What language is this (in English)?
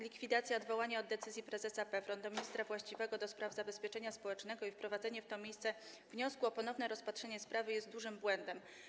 Polish